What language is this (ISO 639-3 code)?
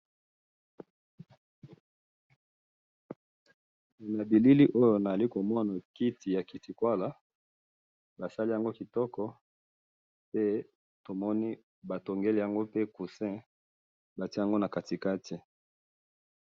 lin